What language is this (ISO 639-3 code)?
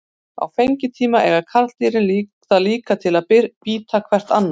isl